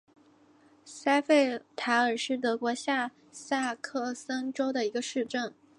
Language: Chinese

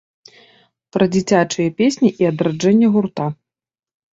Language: Belarusian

